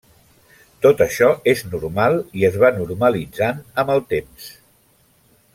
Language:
Catalan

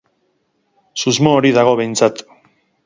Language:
Basque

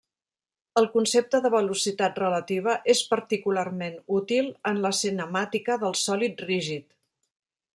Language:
Catalan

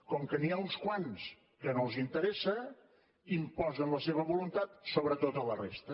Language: Catalan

